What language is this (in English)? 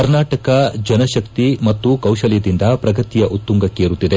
Kannada